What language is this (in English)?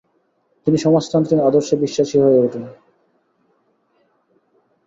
Bangla